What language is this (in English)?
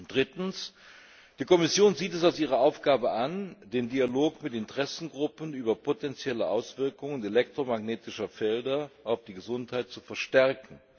German